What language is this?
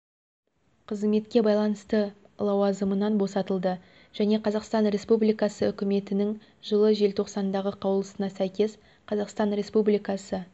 Kazakh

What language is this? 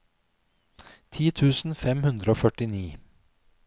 Norwegian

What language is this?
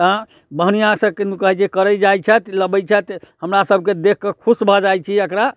Maithili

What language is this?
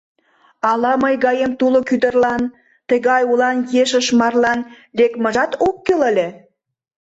Mari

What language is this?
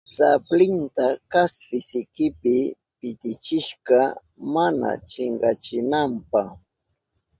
Southern Pastaza Quechua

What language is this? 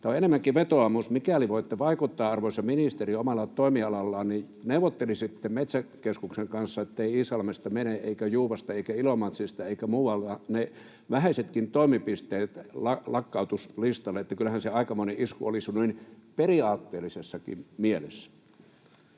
Finnish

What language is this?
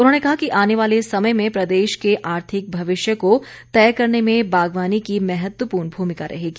Hindi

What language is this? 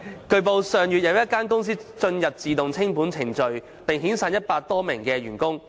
Cantonese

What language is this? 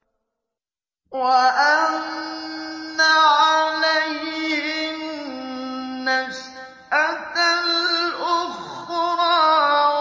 Arabic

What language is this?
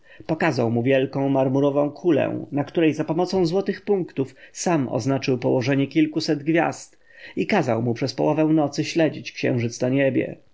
Polish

